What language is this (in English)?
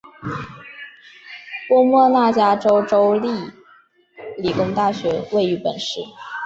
Chinese